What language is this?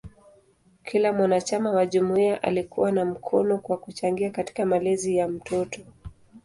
Swahili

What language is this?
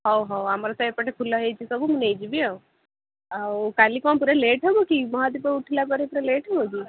Odia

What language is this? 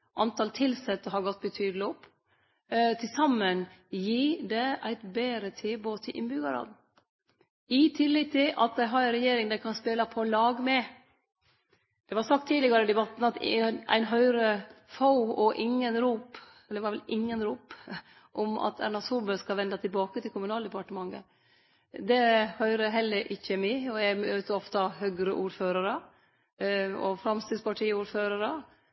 Norwegian Nynorsk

